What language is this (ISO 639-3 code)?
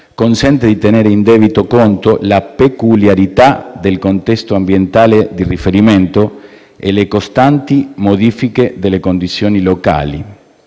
ita